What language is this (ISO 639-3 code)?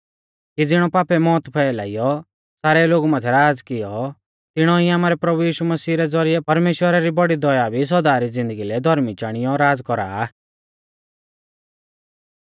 bfz